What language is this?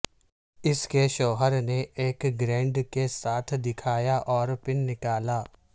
Urdu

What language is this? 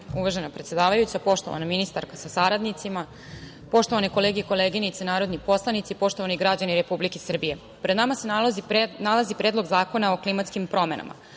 Serbian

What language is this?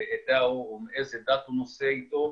Hebrew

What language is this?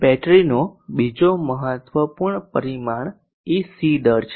Gujarati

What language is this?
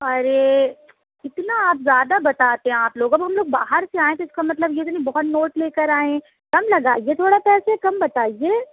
Urdu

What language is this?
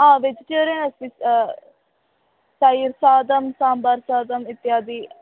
Sanskrit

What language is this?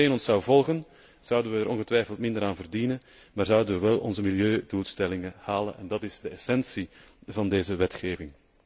Dutch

